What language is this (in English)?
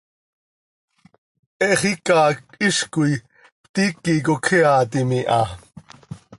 Seri